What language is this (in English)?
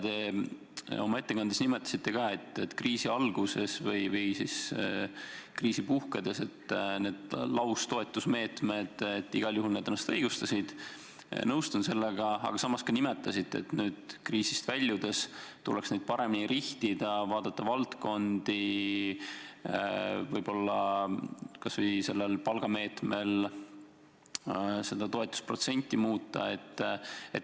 Estonian